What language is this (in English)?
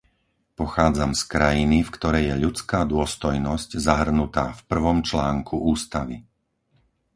Slovak